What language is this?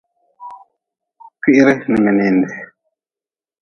Nawdm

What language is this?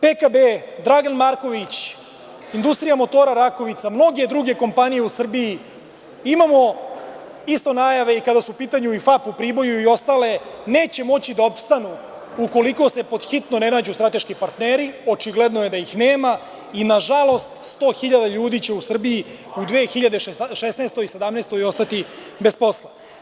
Serbian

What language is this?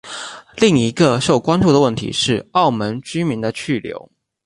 Chinese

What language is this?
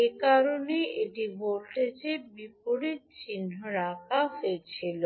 Bangla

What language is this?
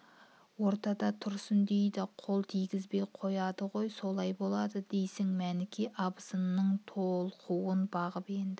Kazakh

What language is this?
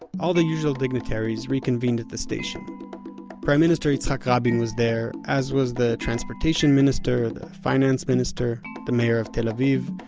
English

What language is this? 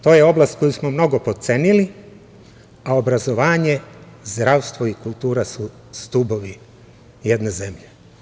Serbian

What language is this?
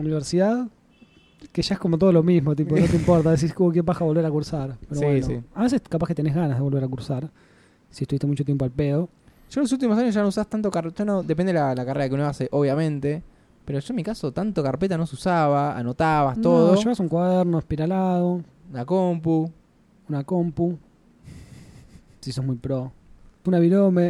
Spanish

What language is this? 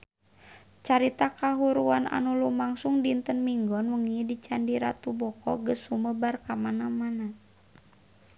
Sundanese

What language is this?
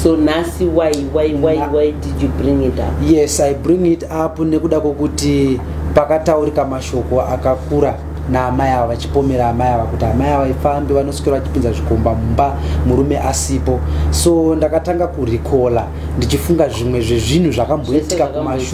English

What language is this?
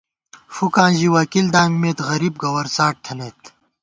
Gawar-Bati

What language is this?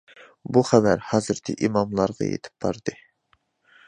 Uyghur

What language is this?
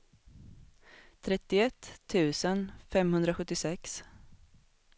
Swedish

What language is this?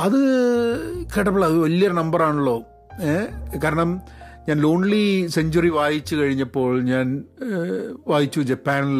Malayalam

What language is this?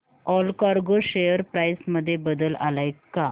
Marathi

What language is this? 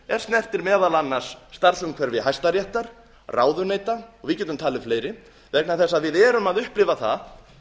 Icelandic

